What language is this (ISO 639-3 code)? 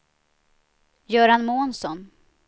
swe